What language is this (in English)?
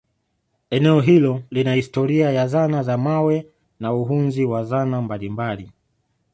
Swahili